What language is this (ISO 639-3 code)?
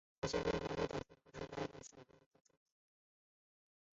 zho